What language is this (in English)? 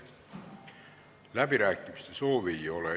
Estonian